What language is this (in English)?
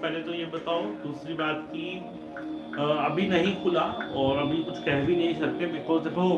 Hindi